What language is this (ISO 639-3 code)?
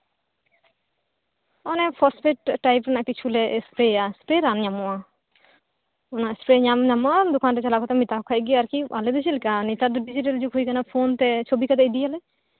sat